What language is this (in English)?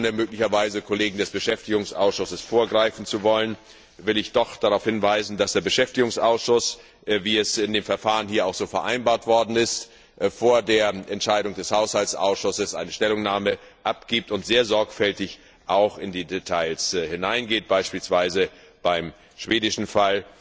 German